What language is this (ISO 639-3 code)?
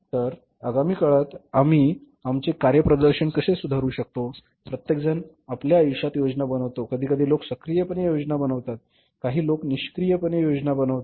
mar